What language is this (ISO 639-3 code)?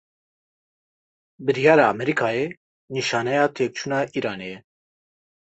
kur